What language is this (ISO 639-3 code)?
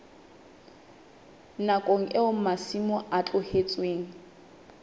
sot